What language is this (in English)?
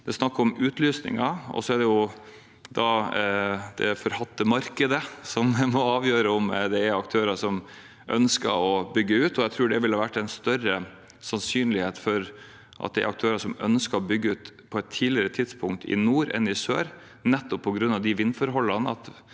Norwegian